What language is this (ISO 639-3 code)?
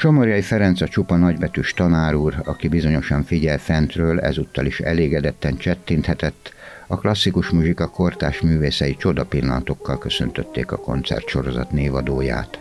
hun